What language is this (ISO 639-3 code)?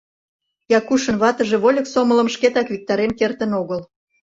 chm